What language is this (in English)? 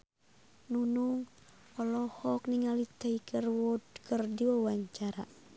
Sundanese